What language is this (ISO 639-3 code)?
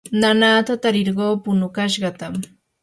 qur